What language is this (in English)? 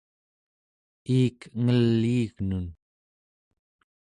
Central Yupik